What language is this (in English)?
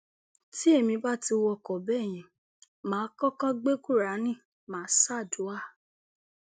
Yoruba